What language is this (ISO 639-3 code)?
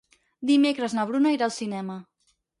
cat